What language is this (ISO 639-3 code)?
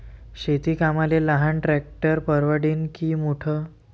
mar